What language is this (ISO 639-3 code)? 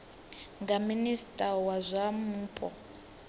ven